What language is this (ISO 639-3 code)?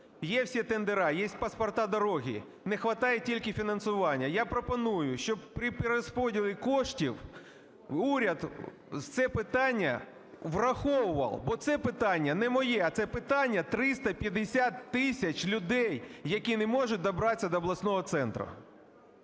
ukr